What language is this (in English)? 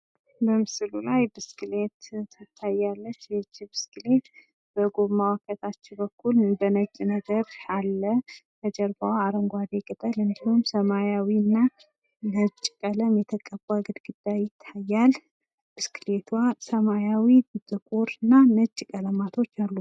Amharic